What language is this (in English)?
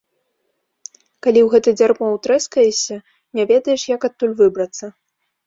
Belarusian